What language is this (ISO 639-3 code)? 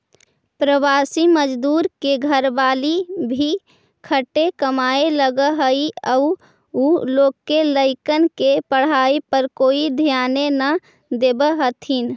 mag